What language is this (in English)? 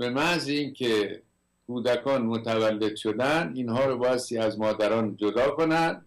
Persian